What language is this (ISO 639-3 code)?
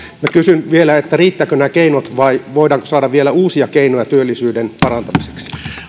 fin